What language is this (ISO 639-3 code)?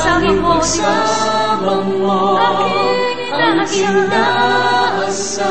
fil